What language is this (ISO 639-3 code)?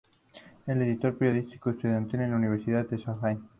spa